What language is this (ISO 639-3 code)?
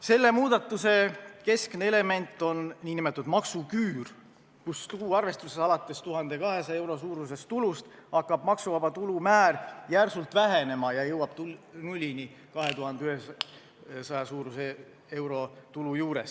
est